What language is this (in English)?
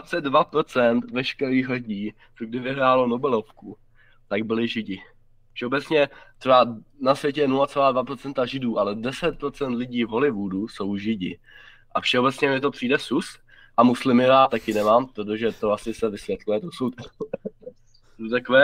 Czech